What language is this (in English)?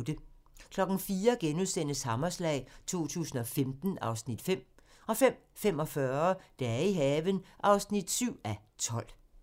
Danish